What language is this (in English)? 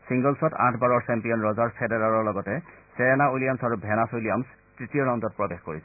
Assamese